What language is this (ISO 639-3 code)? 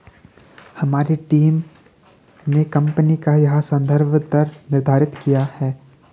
hin